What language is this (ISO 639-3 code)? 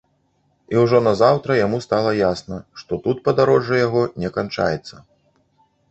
bel